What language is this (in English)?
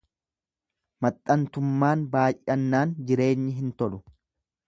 Oromo